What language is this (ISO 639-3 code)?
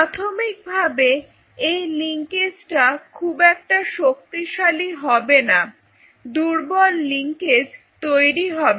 ben